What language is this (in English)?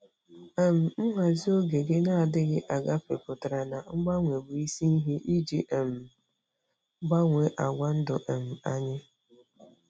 Igbo